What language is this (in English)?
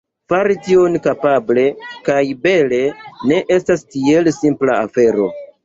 Esperanto